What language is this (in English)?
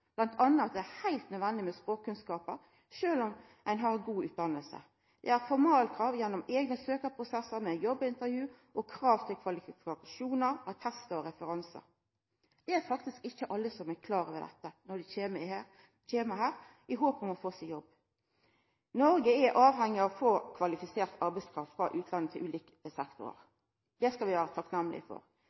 Norwegian Nynorsk